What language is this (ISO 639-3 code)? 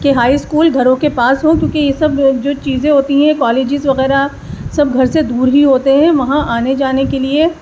urd